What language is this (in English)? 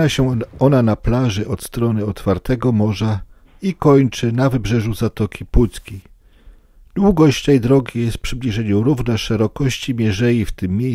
Polish